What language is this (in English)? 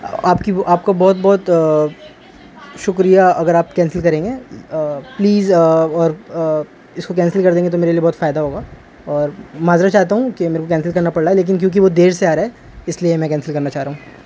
Urdu